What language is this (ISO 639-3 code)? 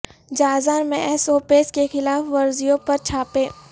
urd